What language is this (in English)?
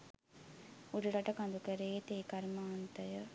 Sinhala